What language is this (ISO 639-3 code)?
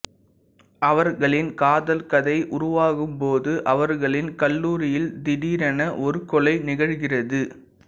tam